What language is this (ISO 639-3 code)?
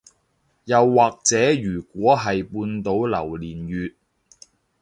yue